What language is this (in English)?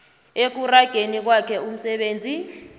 South Ndebele